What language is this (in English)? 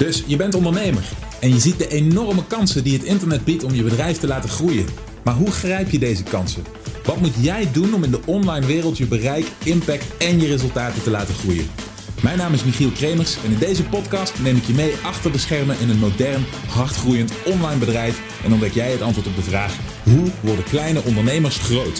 Dutch